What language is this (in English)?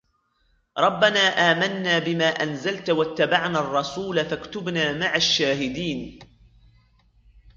Arabic